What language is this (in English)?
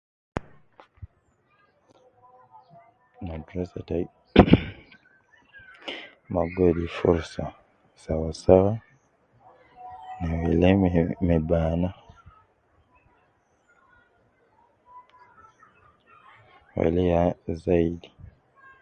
Nubi